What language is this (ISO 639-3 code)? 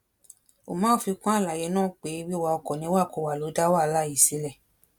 yor